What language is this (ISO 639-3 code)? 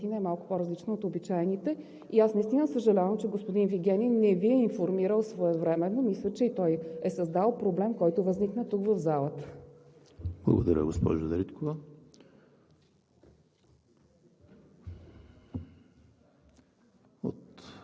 bul